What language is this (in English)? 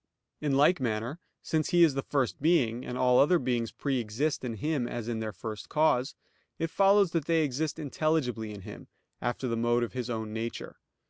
English